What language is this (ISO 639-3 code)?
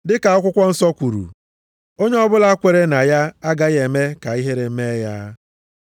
ibo